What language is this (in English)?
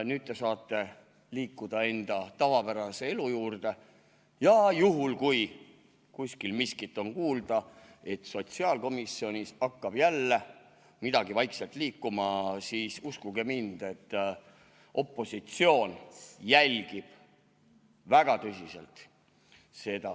Estonian